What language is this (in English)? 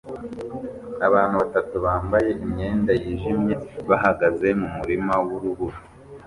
Kinyarwanda